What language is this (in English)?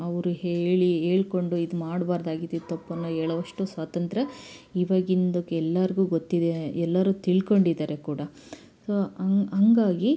Kannada